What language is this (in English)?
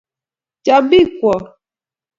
Kalenjin